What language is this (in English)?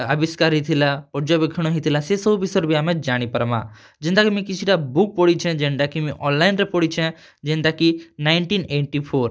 Odia